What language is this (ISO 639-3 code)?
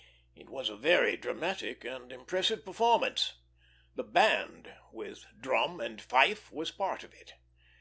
eng